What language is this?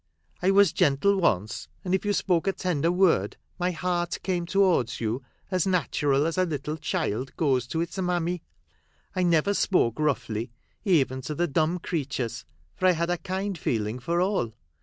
English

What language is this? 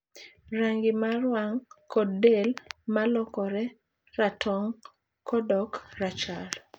Luo (Kenya and Tanzania)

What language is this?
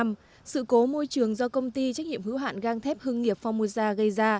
Vietnamese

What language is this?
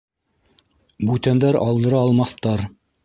Bashkir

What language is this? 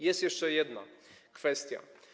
Polish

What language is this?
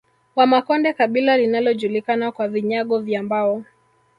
Swahili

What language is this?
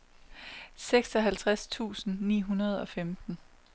Danish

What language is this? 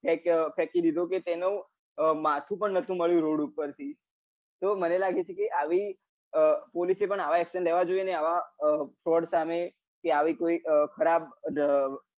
Gujarati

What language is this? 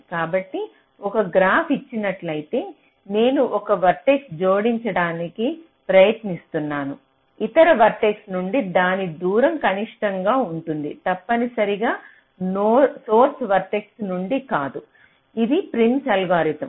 Telugu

